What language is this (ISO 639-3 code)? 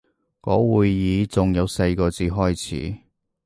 yue